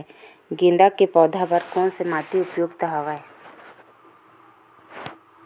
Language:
Chhattisgarhi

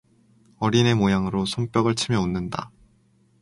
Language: Korean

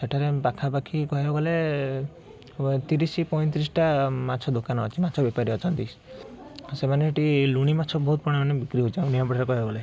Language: Odia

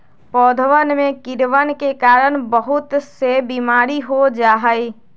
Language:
Magahi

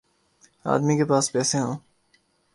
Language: Urdu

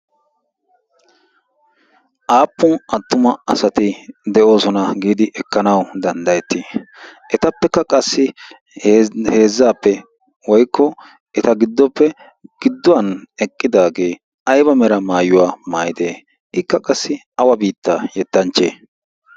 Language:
Wolaytta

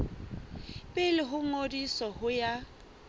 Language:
Southern Sotho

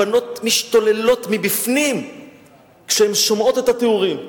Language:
Hebrew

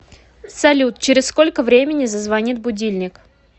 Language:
Russian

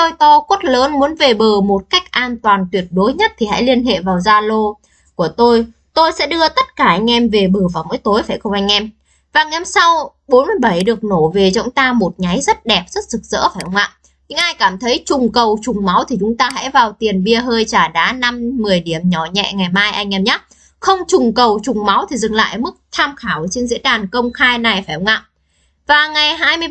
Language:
Vietnamese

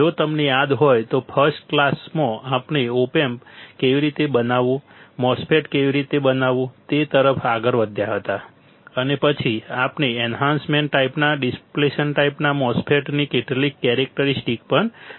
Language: Gujarati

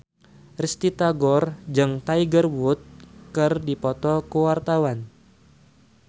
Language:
Sundanese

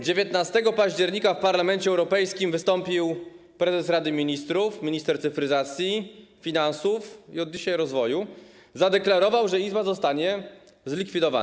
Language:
Polish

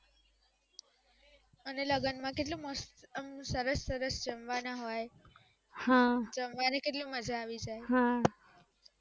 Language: Gujarati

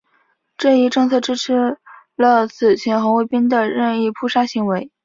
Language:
Chinese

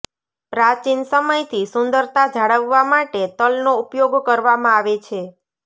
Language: Gujarati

